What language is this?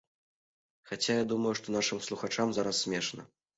Belarusian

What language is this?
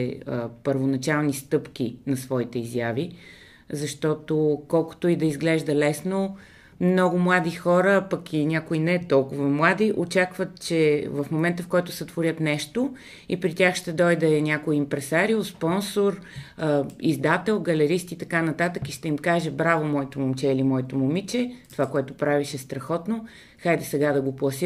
Bulgarian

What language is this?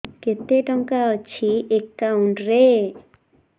Odia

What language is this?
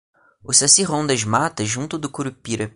Portuguese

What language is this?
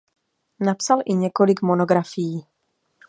Czech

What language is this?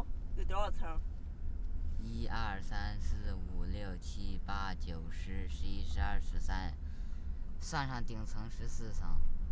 Chinese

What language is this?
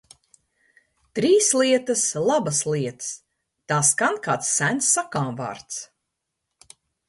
Latvian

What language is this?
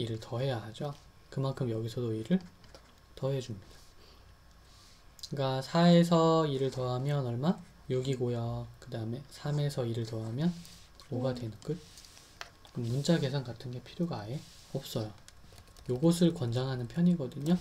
Korean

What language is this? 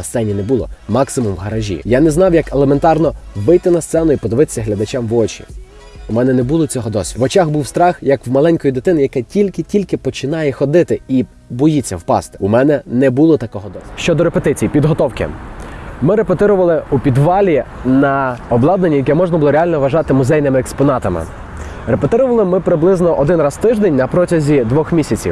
Ukrainian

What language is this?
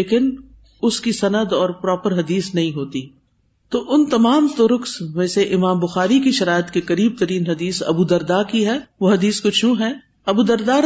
Urdu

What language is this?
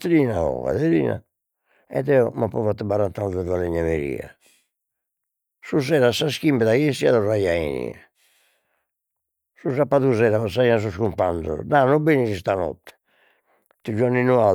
Sardinian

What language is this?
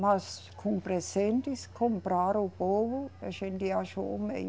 Portuguese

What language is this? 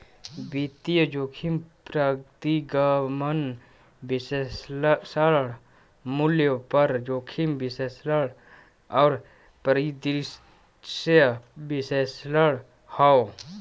Bhojpuri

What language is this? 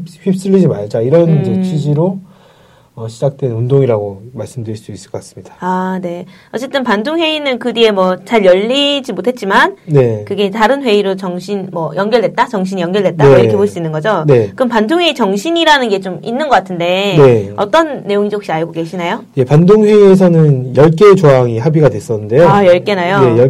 Korean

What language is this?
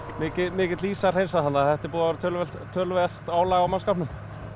Icelandic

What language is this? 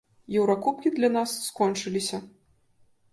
Belarusian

